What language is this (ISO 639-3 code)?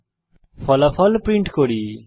ben